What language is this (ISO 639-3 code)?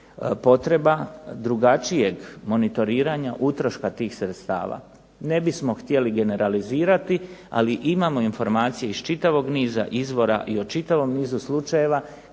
hrv